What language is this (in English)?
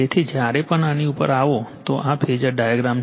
Gujarati